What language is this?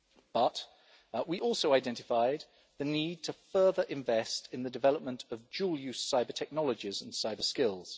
English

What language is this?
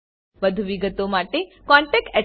Gujarati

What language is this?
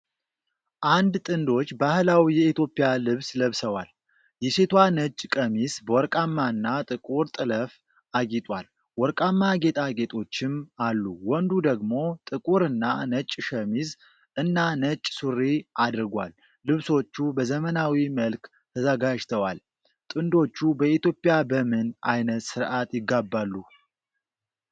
Amharic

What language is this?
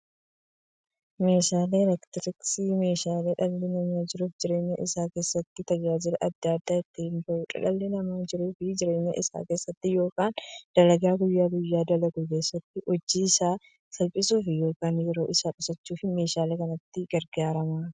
Oromo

